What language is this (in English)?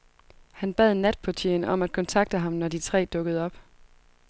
Danish